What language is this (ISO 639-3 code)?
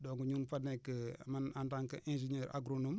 wol